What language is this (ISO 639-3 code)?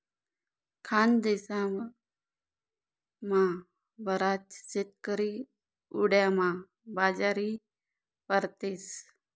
mar